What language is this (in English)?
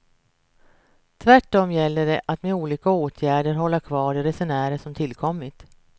Swedish